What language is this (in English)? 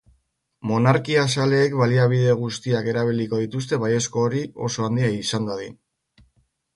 Basque